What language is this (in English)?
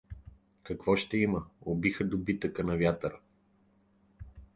Bulgarian